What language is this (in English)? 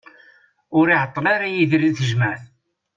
Kabyle